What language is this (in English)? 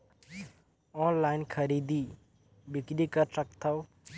Chhattisgarhi